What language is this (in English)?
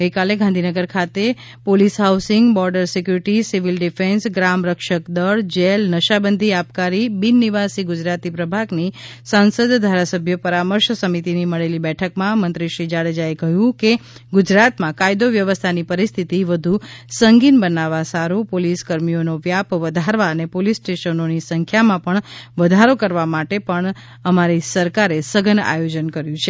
Gujarati